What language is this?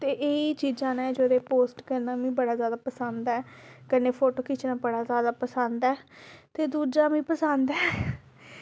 Dogri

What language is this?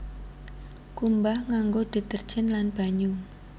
Javanese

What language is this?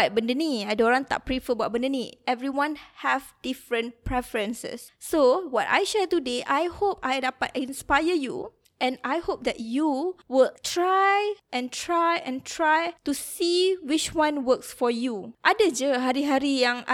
Malay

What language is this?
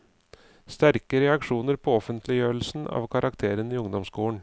Norwegian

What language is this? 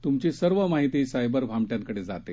Marathi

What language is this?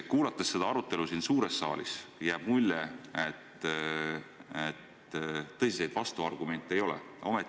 Estonian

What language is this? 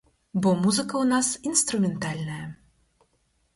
Belarusian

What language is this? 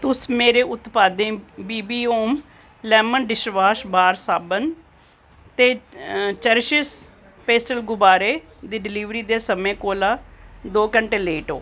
Dogri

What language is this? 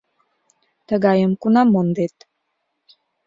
Mari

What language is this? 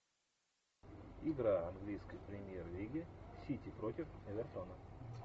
Russian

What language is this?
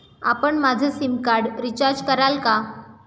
Marathi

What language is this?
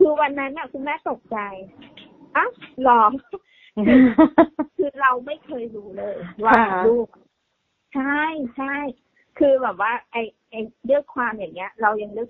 Thai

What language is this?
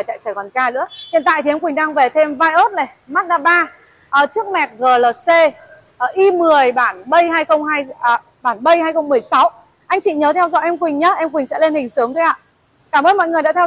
Vietnamese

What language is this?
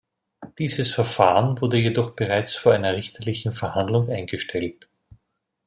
German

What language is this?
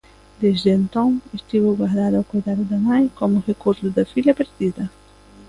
Galician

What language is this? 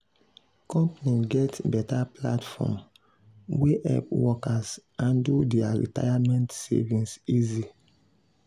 Nigerian Pidgin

